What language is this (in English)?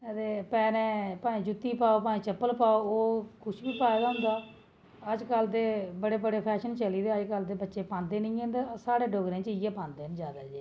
Dogri